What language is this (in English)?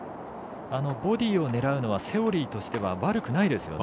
Japanese